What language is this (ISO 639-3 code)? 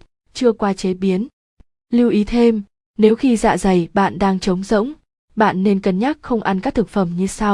vie